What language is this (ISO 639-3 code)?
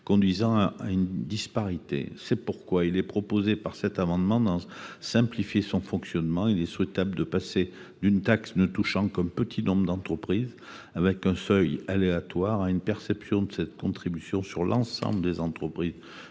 fra